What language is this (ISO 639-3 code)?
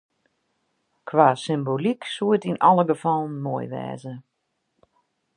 fry